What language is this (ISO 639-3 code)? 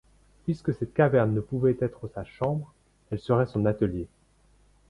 fra